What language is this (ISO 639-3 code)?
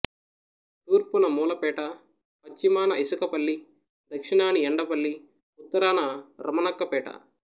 tel